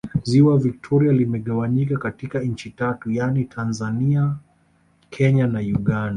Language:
Swahili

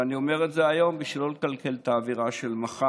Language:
Hebrew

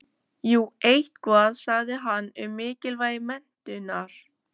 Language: Icelandic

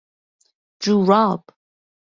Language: Persian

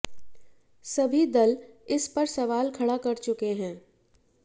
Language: Hindi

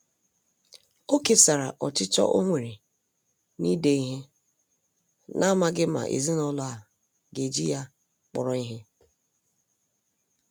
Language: Igbo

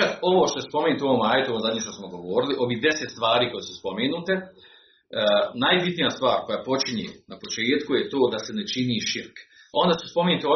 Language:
Croatian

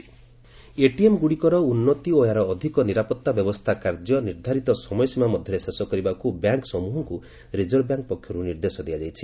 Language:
Odia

